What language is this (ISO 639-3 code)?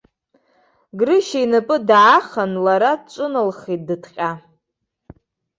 abk